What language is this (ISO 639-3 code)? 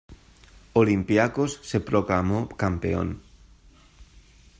spa